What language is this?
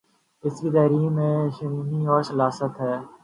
Urdu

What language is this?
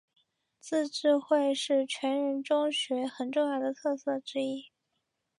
Chinese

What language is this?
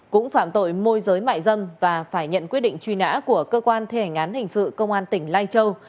Vietnamese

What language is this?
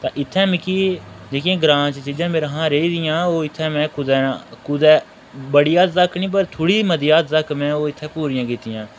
Dogri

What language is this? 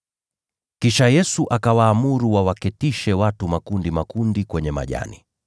Swahili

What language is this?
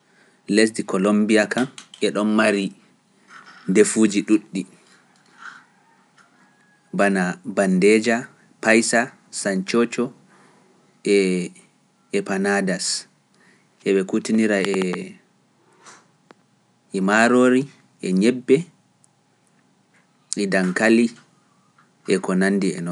Pular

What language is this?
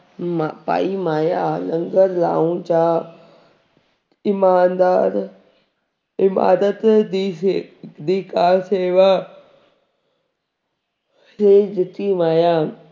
Punjabi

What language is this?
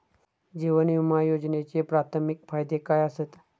Marathi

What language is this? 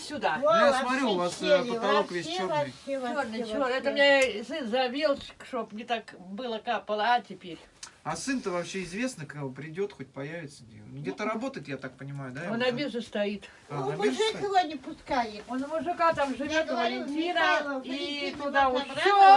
Russian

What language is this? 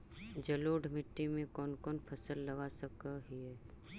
Magahi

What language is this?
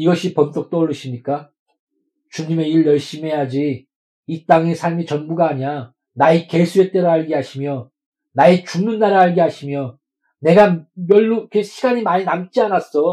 Korean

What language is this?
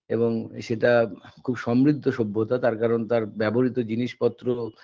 Bangla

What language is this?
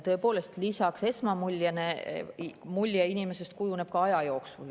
Estonian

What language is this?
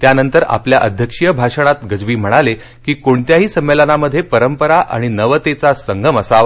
Marathi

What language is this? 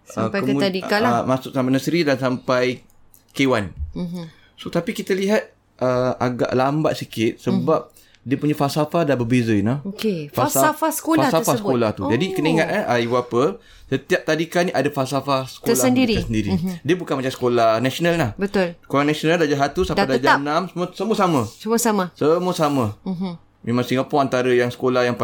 Malay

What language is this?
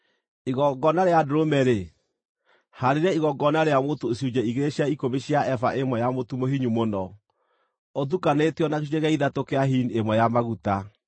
Kikuyu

